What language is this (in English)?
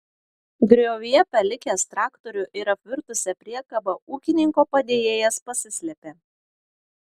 Lithuanian